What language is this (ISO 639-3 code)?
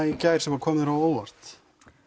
isl